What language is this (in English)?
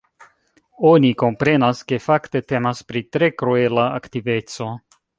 Esperanto